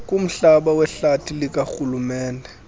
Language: Xhosa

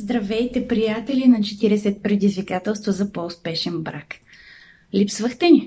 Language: Bulgarian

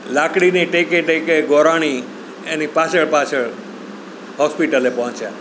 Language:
Gujarati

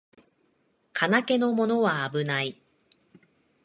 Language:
Japanese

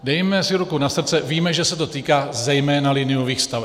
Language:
Czech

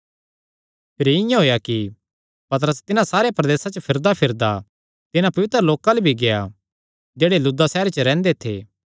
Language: Kangri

